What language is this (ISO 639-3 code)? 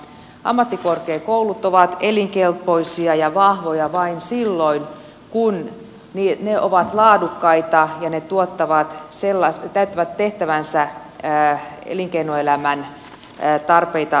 fin